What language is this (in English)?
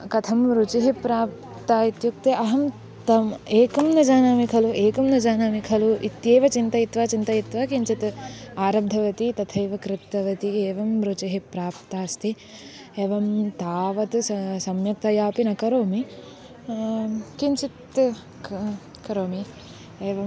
Sanskrit